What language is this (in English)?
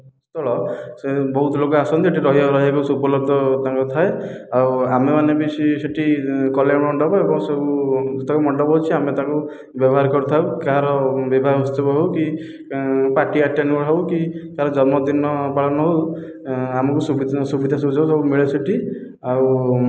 Odia